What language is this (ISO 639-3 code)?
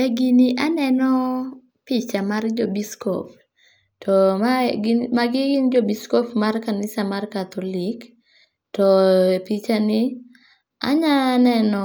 luo